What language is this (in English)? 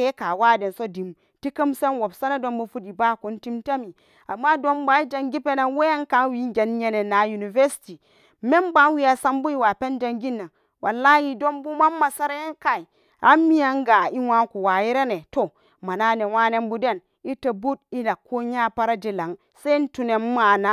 Samba Daka